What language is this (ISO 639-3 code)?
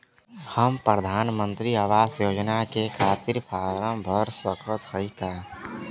bho